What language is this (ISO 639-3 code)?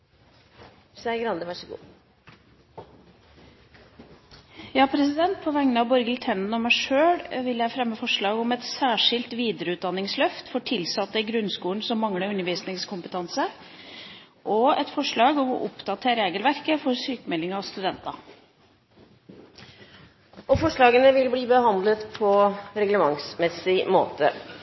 nor